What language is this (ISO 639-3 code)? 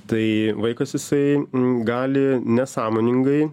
lit